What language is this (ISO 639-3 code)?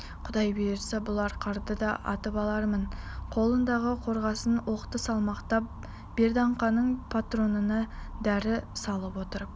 kaz